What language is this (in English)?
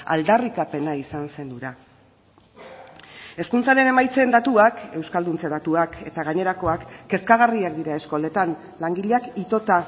Basque